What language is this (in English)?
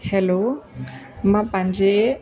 Sindhi